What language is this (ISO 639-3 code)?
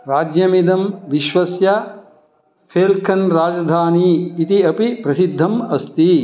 san